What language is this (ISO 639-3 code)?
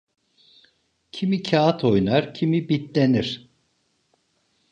tur